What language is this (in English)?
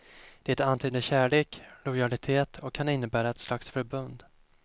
Swedish